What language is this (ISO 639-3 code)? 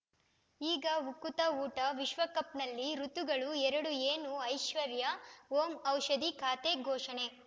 kan